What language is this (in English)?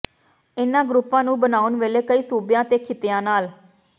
Punjabi